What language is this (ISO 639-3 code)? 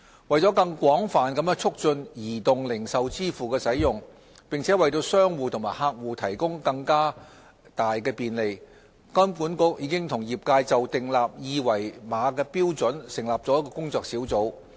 yue